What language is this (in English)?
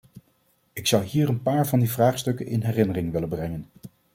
Dutch